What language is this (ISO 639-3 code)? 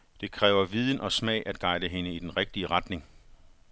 dan